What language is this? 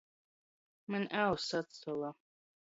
Latgalian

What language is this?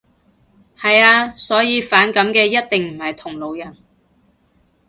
Cantonese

